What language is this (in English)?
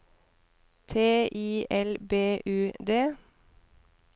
Norwegian